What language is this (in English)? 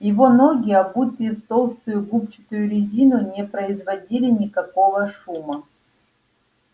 Russian